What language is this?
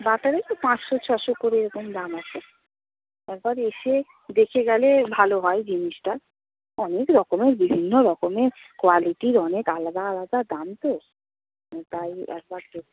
Bangla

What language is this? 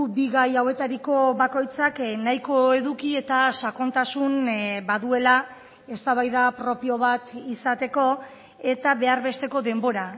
Basque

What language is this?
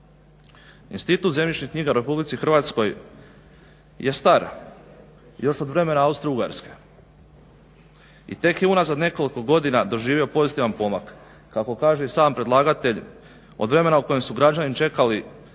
Croatian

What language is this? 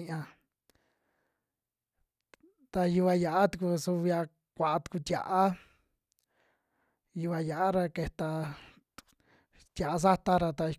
Western Juxtlahuaca Mixtec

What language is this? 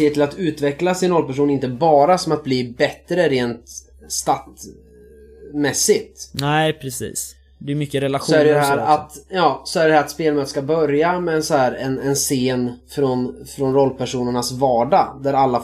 Swedish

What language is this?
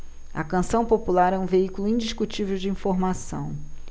Portuguese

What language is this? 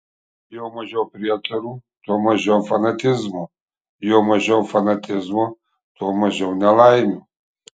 Lithuanian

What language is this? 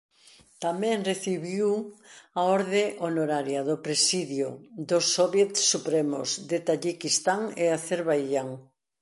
Galician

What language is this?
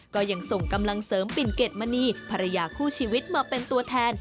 Thai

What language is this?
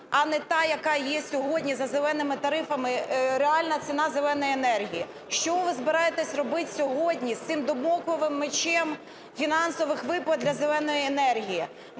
Ukrainian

